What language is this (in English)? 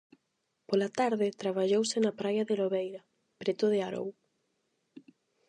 Galician